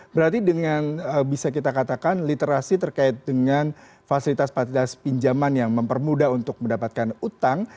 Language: Indonesian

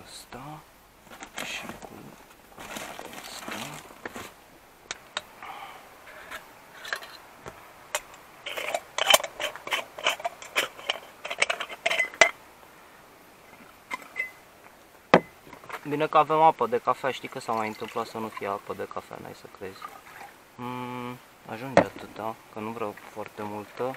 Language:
Romanian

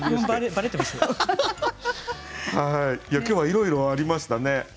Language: Japanese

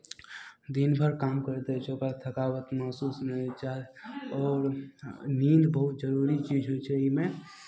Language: Maithili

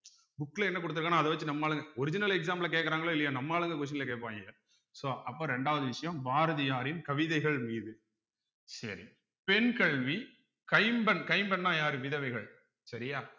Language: Tamil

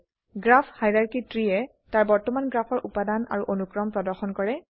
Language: Assamese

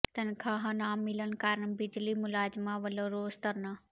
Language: Punjabi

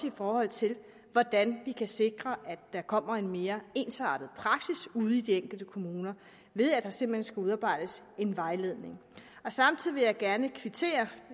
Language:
Danish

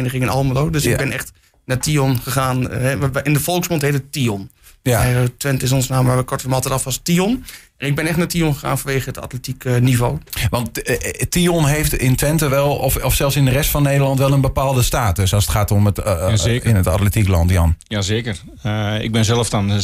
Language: Dutch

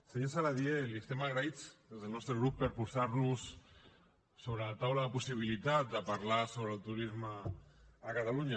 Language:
Catalan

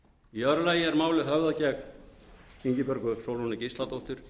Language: Icelandic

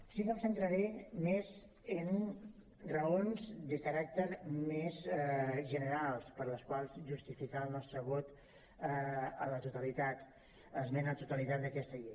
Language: Catalan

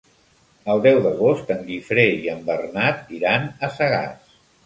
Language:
Catalan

